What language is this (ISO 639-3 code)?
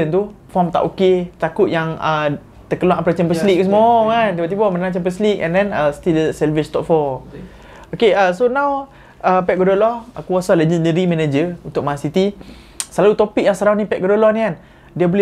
msa